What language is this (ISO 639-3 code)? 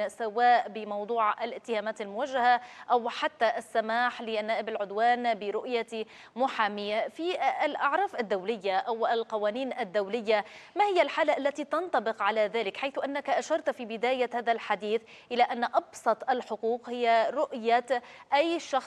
ara